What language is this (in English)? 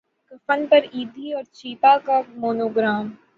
Urdu